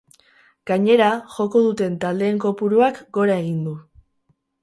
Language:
Basque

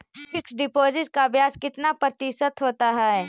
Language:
Magahi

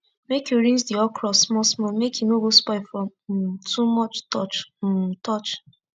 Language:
Nigerian Pidgin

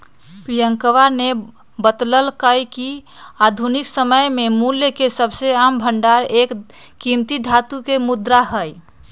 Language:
Magahi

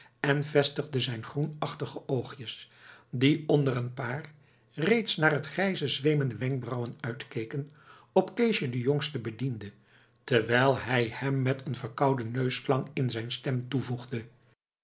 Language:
Dutch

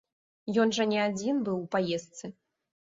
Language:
Belarusian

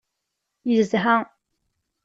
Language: Kabyle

